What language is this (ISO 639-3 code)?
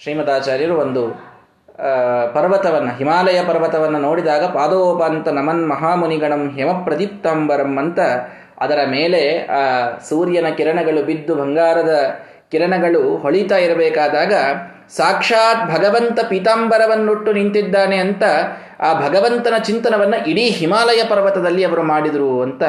kan